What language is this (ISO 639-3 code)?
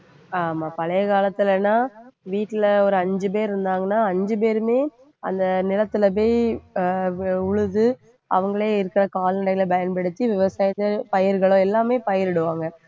tam